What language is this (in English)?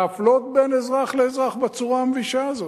Hebrew